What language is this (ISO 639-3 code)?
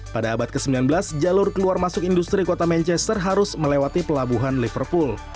ind